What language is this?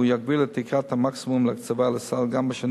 Hebrew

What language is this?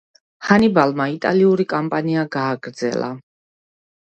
Georgian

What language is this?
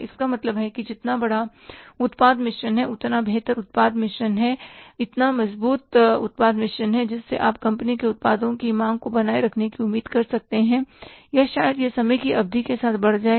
Hindi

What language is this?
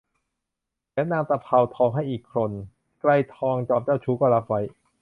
Thai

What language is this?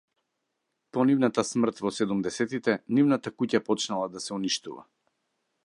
Macedonian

